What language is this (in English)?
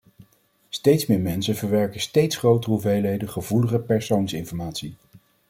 Dutch